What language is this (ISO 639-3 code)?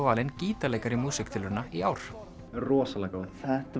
isl